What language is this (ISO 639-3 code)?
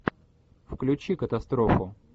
rus